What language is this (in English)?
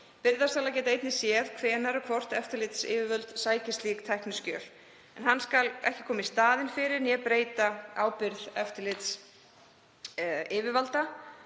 Icelandic